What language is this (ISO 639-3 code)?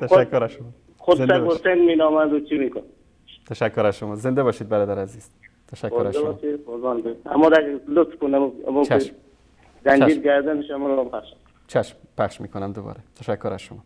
fas